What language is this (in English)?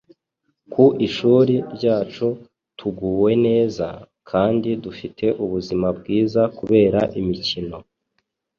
Kinyarwanda